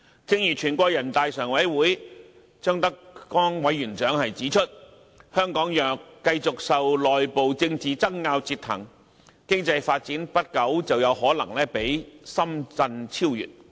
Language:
Cantonese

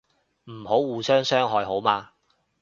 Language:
Cantonese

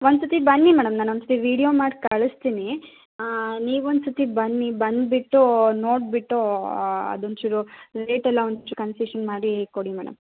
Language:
Kannada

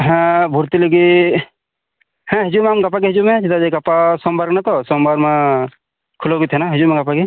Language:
Santali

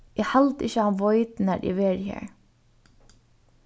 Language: Faroese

